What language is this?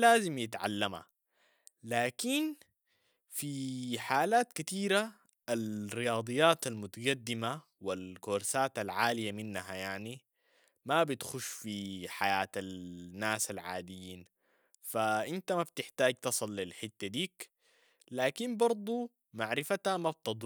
Sudanese Arabic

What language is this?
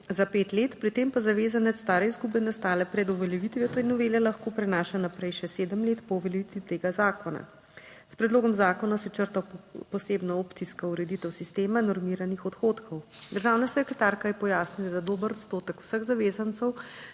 Slovenian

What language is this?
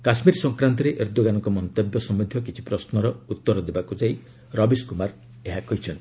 Odia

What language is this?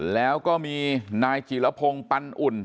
Thai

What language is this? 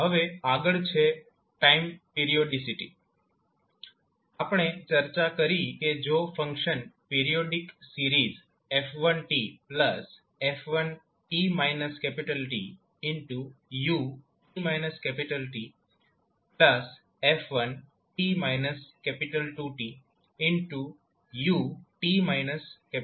Gujarati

